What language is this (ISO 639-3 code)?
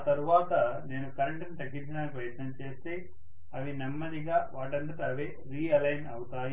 tel